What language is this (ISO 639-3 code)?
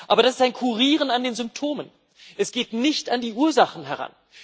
deu